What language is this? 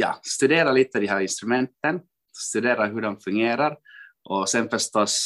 Swedish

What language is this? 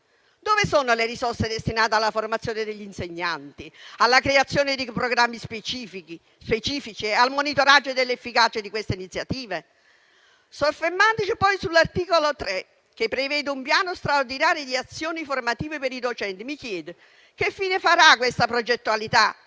Italian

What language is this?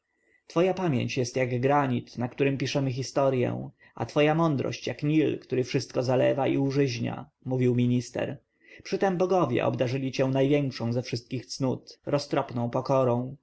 Polish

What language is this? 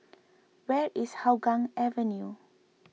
English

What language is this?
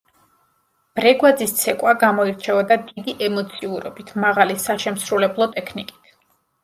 Georgian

